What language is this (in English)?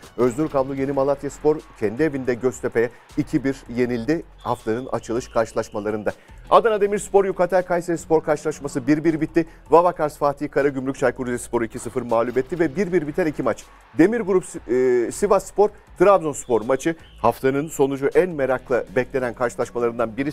Turkish